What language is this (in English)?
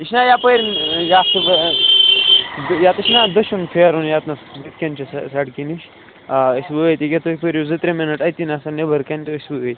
Kashmiri